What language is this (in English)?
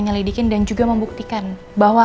Indonesian